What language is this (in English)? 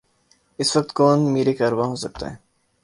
Urdu